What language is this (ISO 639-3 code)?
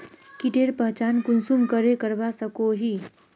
mag